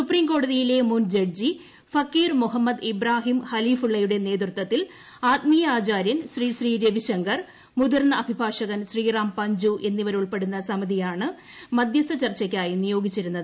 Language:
Malayalam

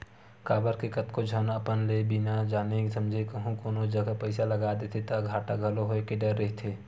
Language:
Chhattisgarhi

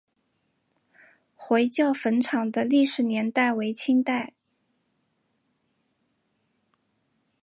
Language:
Chinese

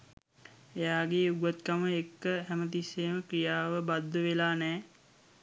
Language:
Sinhala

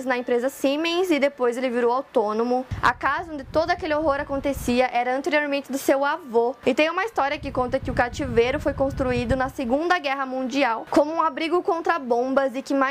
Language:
Portuguese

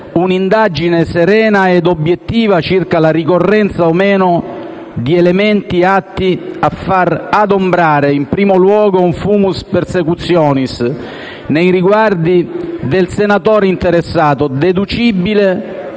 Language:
Italian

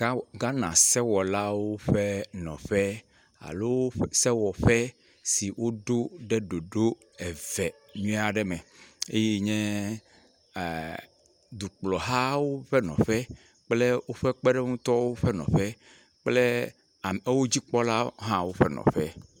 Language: Ewe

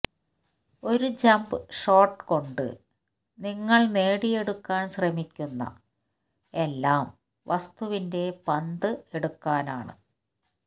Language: Malayalam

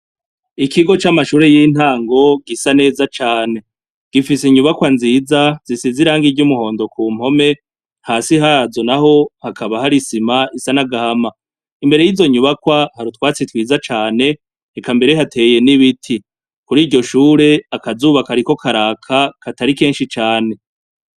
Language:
Rundi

